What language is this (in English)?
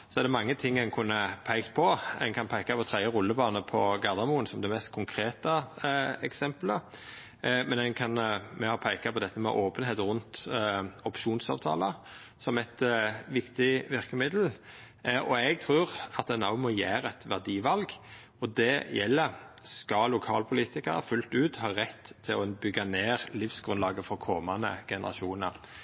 Norwegian Nynorsk